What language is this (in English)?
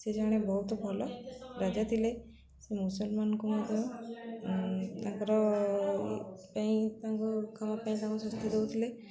Odia